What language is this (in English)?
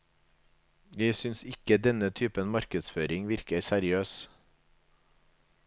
Norwegian